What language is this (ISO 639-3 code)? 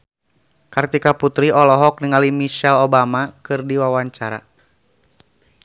sun